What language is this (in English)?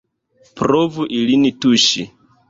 Esperanto